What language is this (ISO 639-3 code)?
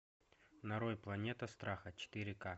rus